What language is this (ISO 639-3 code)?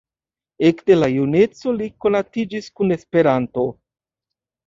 epo